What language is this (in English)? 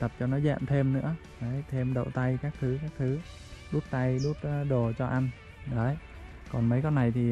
Vietnamese